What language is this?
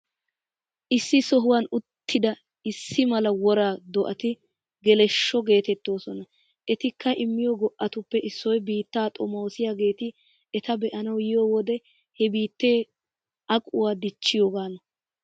Wolaytta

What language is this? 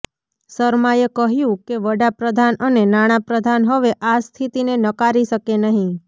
Gujarati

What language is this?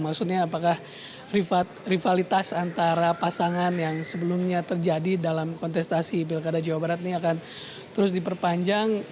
Indonesian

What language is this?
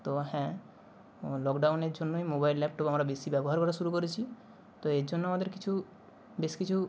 Bangla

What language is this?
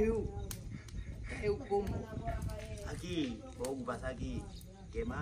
Vietnamese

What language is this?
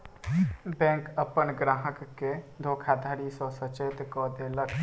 Maithili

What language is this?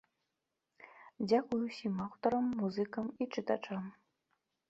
Belarusian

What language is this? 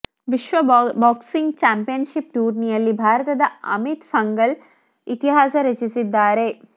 Kannada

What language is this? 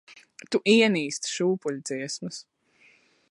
Latvian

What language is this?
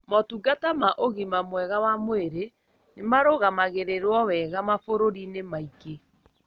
Kikuyu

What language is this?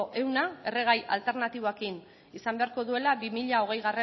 Basque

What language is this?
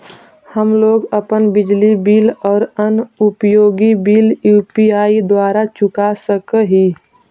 Magahi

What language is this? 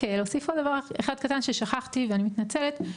Hebrew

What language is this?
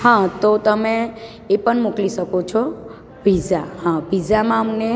Gujarati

